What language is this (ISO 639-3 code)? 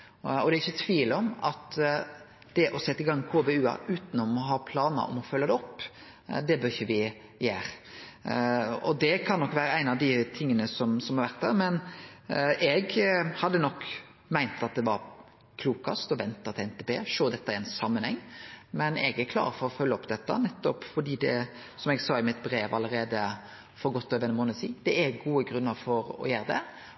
nno